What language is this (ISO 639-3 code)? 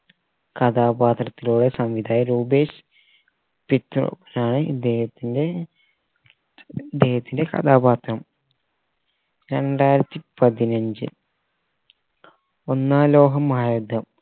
mal